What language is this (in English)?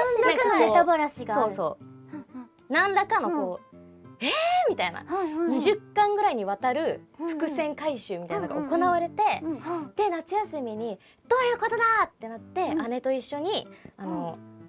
Japanese